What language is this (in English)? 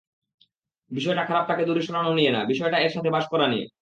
Bangla